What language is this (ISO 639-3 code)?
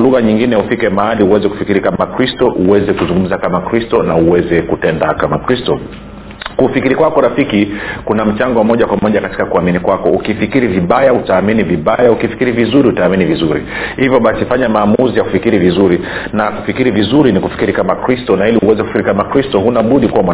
swa